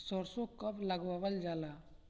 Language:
Bhojpuri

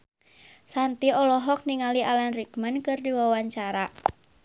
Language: Sundanese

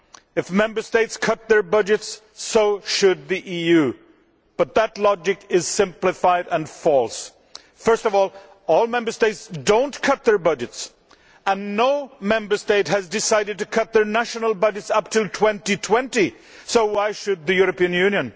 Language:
English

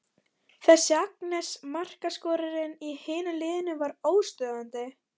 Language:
Icelandic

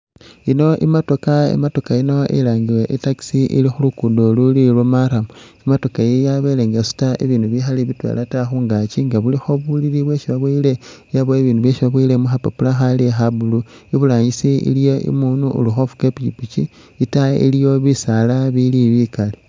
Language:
Masaaba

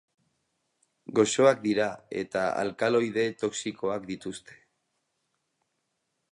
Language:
Basque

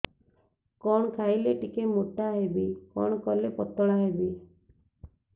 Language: Odia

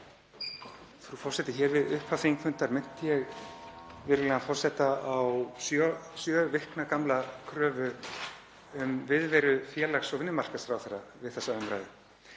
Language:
Icelandic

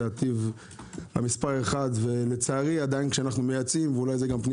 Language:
Hebrew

